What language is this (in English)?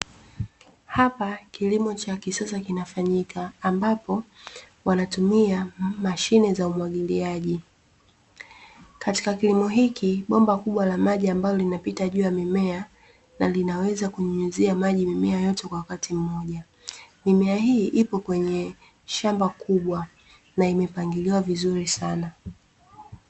Swahili